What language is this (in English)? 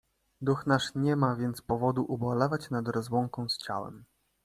Polish